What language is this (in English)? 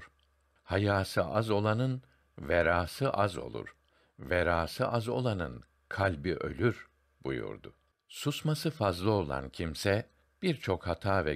Turkish